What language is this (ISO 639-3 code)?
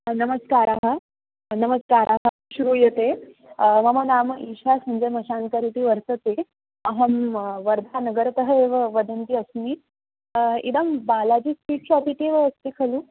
san